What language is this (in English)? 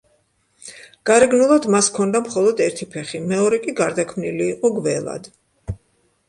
Georgian